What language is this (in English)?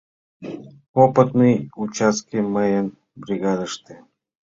Mari